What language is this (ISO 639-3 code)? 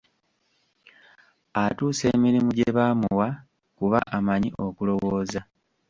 lug